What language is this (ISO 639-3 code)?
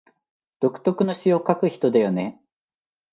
jpn